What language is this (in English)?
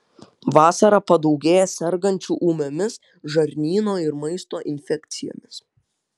Lithuanian